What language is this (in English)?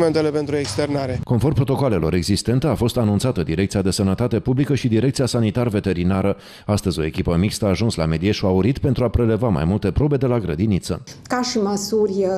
Romanian